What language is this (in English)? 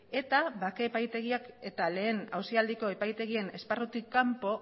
Basque